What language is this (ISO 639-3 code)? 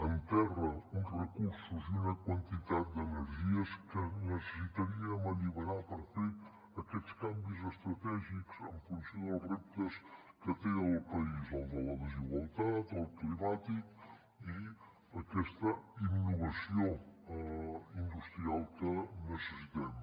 cat